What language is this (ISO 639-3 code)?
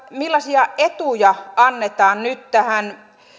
fin